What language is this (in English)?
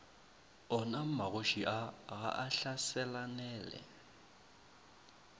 Northern Sotho